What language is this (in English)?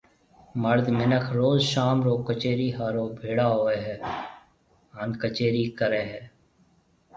Marwari (Pakistan)